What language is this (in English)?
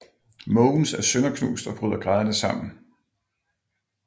Danish